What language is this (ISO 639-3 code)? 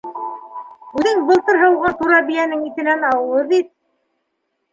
bak